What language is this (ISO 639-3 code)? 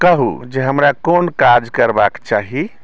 mai